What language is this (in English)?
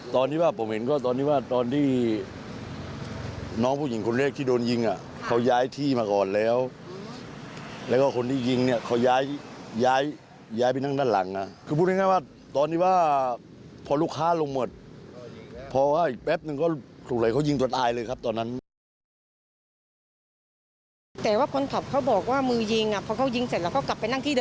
Thai